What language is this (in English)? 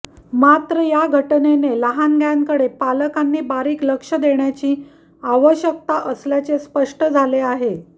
Marathi